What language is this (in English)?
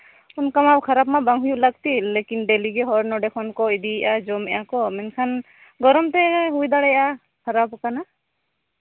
Santali